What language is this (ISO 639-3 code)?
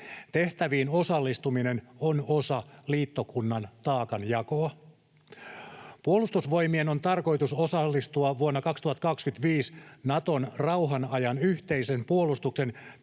fin